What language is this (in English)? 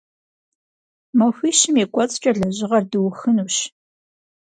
Kabardian